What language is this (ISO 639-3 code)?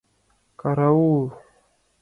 chm